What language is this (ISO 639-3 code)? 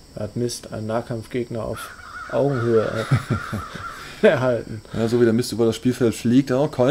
deu